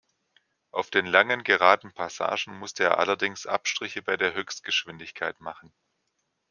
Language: German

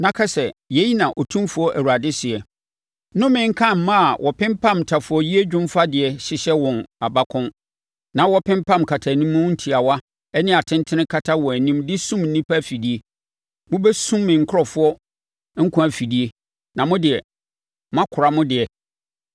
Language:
Akan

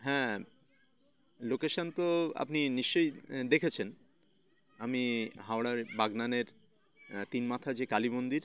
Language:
Bangla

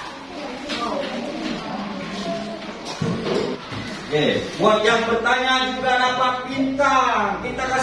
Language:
Indonesian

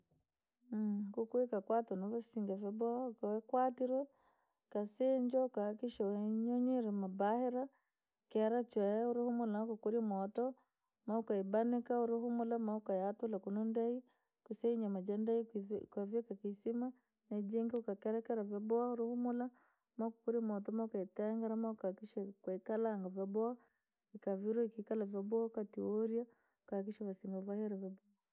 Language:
Langi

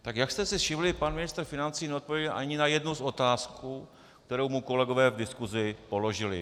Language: Czech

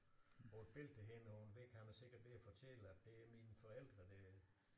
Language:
Danish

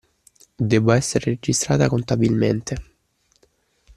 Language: Italian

